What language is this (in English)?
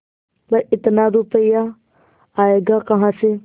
Hindi